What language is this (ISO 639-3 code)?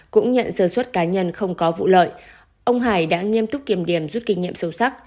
vie